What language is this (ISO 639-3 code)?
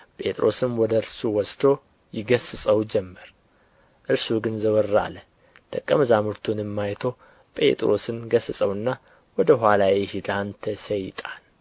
amh